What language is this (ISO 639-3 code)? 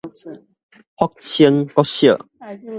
nan